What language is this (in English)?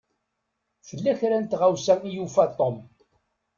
Kabyle